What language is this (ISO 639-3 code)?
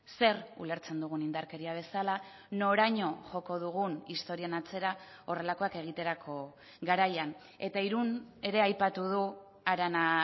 eus